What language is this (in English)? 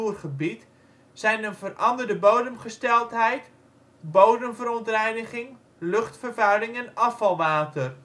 Dutch